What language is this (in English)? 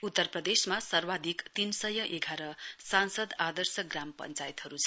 Nepali